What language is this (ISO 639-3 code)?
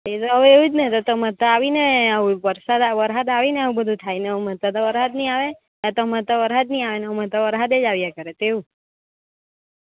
guj